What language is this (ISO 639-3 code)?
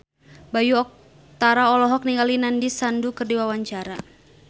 sun